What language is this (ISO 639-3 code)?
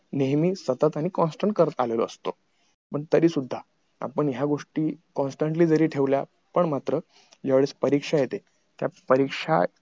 mar